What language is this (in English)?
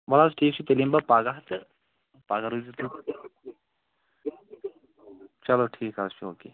Kashmiri